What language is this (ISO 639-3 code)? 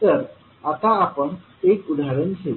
mar